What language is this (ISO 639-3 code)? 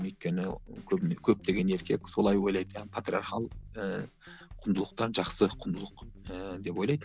kaz